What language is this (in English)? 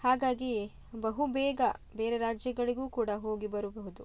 Kannada